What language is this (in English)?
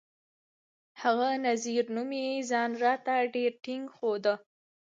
Pashto